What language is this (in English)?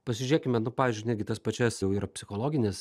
Lithuanian